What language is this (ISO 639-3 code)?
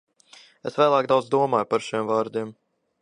lav